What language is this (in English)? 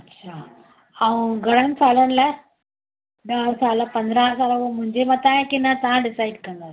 Sindhi